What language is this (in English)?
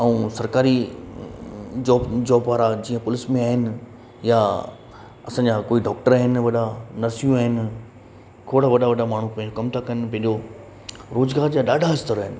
Sindhi